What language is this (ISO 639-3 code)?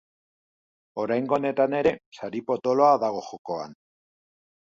eus